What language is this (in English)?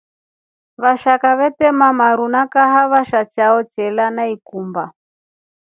Rombo